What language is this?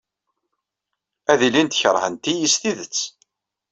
Kabyle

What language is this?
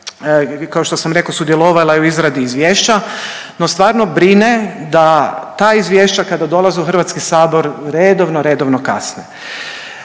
Croatian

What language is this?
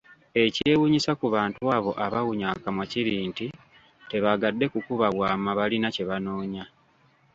Ganda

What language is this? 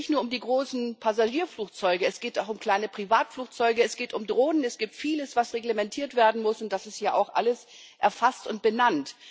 German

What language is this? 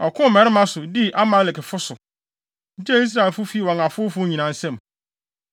Akan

